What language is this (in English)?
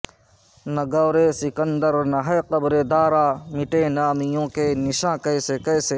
Urdu